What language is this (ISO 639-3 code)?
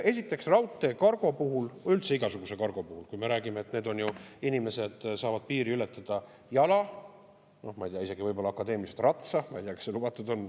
est